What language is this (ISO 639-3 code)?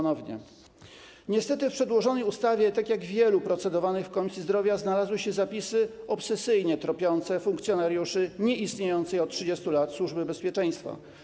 pol